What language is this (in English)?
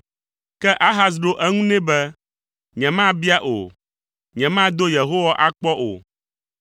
Ewe